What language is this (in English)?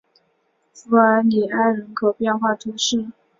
Chinese